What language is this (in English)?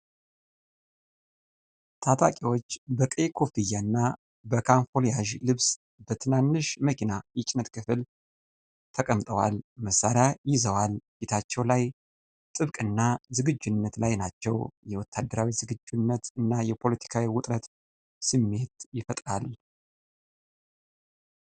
Amharic